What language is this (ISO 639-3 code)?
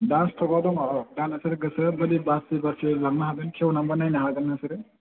brx